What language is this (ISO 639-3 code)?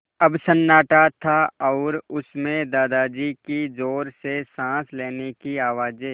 hin